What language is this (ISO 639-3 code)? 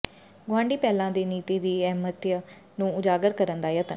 pan